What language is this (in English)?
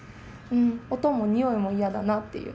Japanese